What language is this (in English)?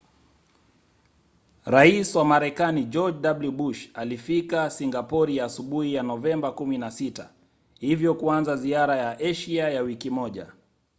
Swahili